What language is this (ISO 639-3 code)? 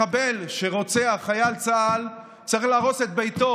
heb